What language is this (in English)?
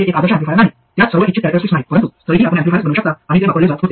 Marathi